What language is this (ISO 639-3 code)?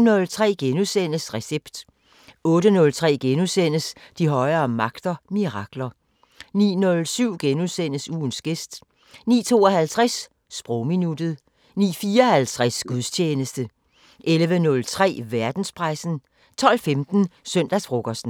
dan